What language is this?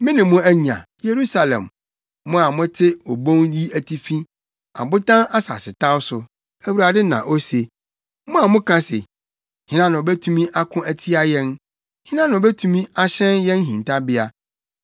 Akan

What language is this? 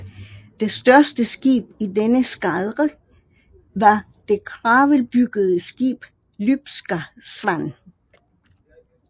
Danish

